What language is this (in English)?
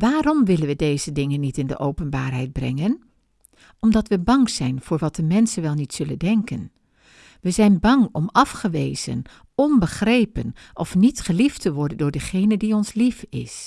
Dutch